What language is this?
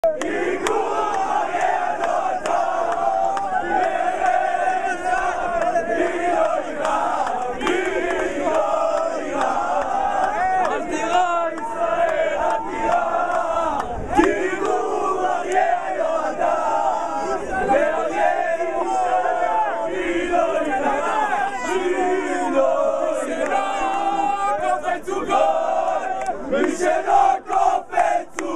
Arabic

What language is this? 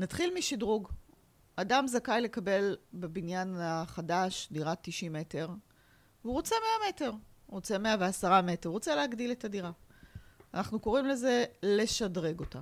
Hebrew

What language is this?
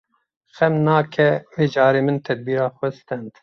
Kurdish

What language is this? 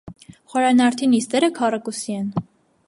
Armenian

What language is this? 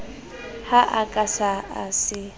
Southern Sotho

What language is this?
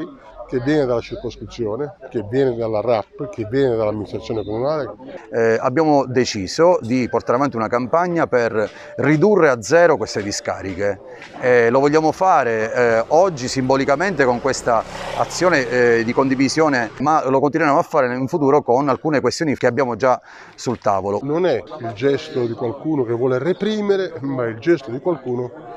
Italian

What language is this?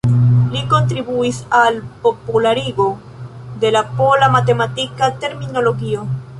Esperanto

